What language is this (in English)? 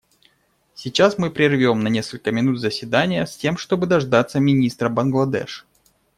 Russian